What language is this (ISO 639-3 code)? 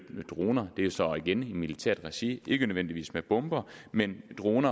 dan